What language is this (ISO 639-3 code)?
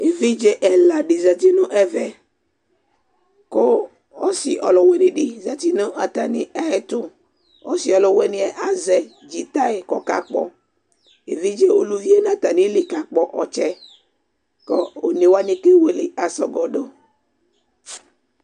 kpo